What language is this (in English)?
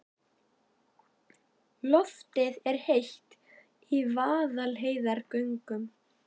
Icelandic